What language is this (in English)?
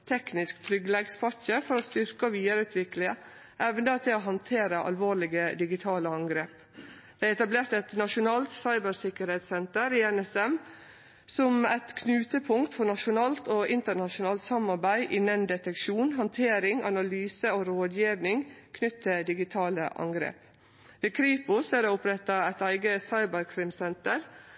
Norwegian Nynorsk